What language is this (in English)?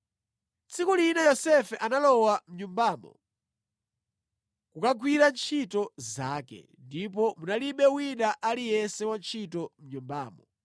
Nyanja